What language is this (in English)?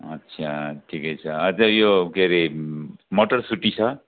Nepali